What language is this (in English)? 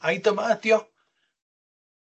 Welsh